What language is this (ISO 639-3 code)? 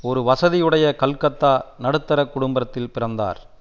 tam